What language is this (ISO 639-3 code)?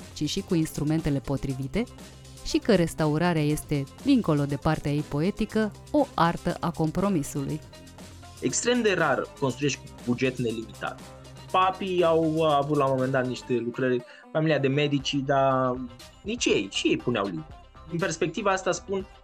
ron